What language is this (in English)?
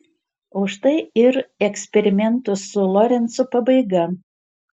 Lithuanian